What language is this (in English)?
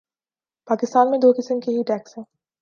Urdu